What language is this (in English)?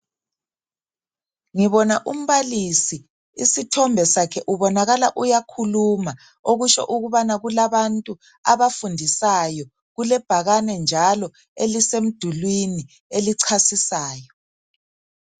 North Ndebele